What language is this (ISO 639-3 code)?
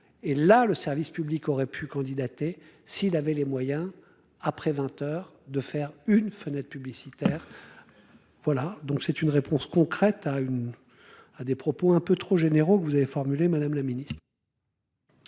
fra